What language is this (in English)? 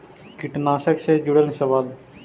Magahi